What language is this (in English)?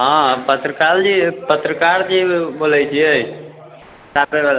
Maithili